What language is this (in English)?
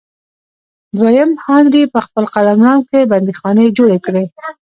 Pashto